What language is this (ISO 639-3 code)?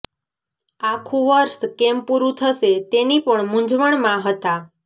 guj